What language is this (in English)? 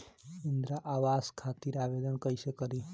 Bhojpuri